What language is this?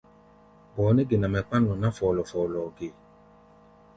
Gbaya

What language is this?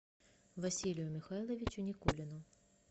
Russian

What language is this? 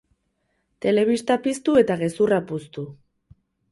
Basque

